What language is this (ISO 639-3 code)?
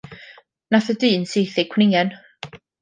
cym